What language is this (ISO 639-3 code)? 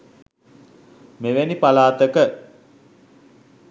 sin